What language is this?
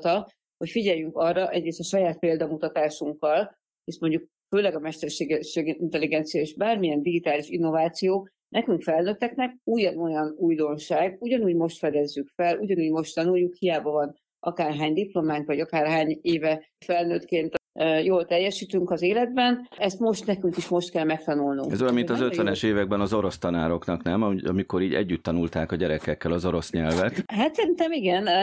Hungarian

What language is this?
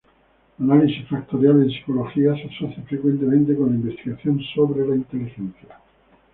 Spanish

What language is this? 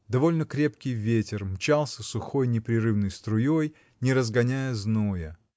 Russian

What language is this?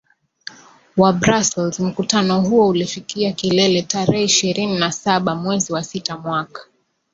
Swahili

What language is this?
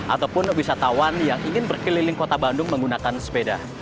Indonesian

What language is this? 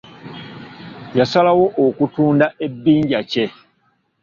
Ganda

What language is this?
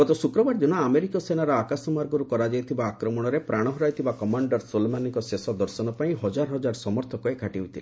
Odia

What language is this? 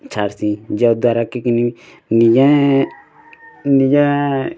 Odia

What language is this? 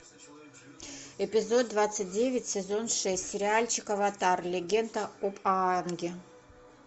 Russian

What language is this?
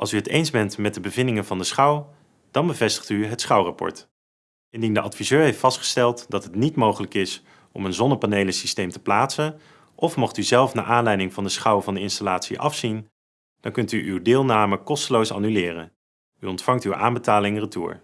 Dutch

